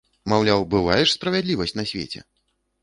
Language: Belarusian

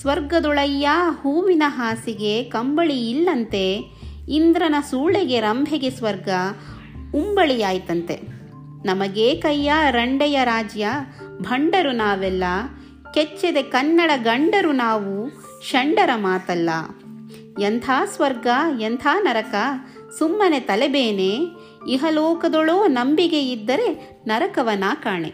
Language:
Kannada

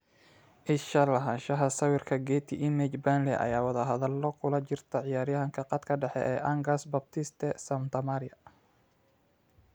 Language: Somali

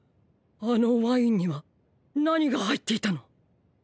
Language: Japanese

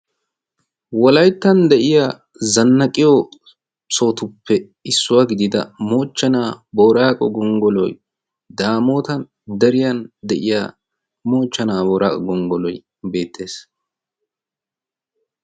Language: Wolaytta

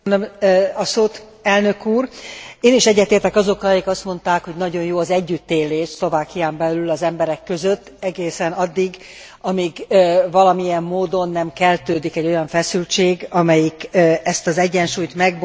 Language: Hungarian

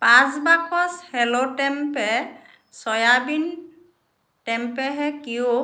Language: Assamese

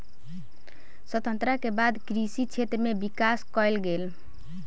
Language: Maithili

